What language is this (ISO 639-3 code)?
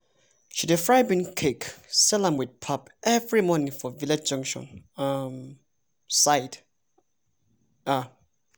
pcm